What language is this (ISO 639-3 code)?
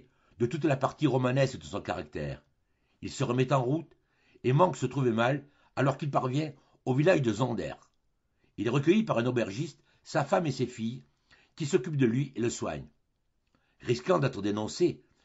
fra